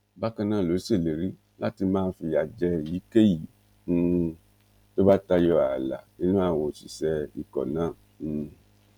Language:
Yoruba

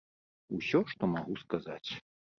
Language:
Belarusian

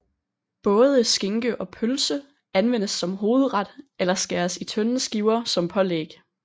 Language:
Danish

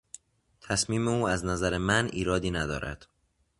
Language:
Persian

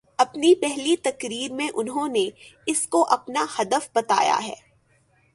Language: Urdu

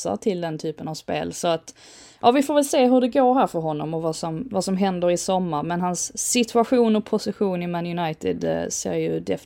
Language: Swedish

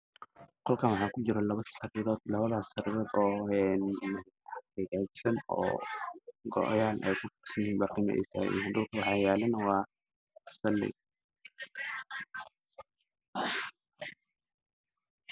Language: Somali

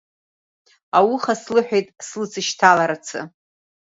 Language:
Abkhazian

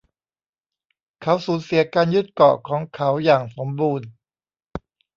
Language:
Thai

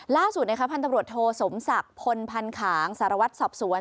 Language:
Thai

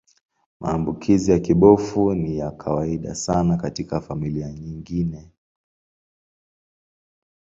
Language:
Swahili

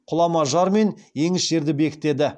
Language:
Kazakh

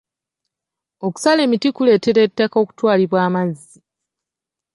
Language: Ganda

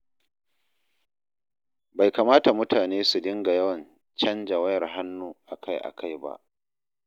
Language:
Hausa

